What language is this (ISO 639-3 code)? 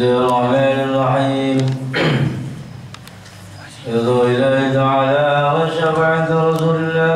ara